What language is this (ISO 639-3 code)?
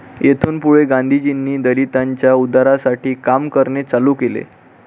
mar